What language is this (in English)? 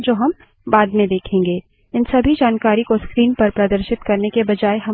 Hindi